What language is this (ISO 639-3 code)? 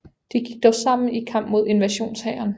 dan